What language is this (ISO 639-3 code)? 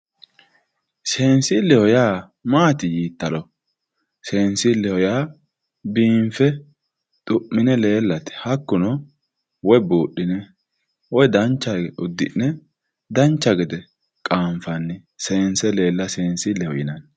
sid